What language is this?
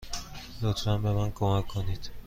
Persian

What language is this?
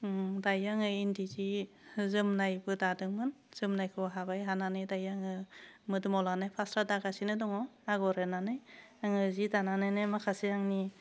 Bodo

